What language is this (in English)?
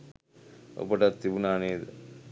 Sinhala